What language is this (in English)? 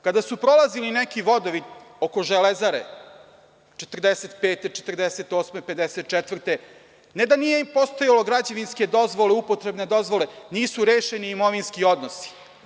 Serbian